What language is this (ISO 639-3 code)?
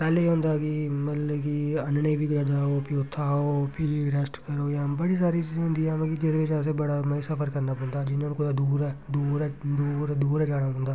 doi